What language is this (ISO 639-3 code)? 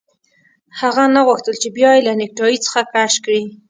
pus